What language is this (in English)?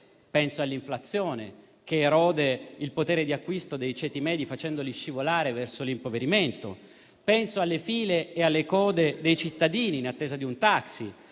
Italian